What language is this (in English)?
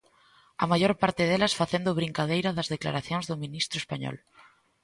Galician